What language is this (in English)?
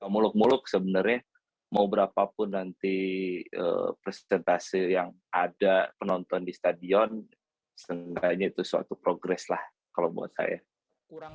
Indonesian